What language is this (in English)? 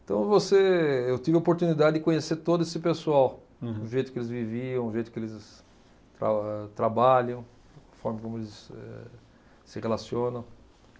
Portuguese